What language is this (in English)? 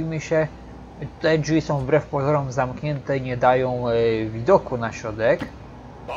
Polish